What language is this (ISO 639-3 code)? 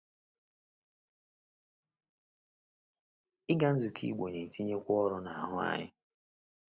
ibo